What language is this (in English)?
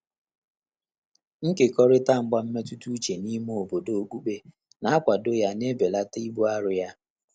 Igbo